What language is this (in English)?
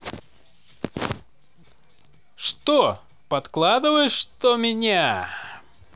Russian